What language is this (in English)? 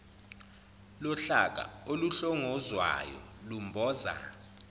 Zulu